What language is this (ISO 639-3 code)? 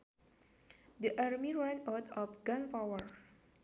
sun